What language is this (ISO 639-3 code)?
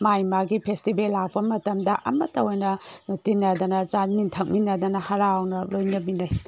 mni